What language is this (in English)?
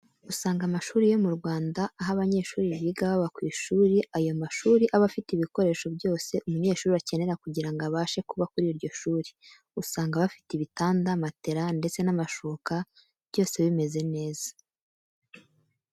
Kinyarwanda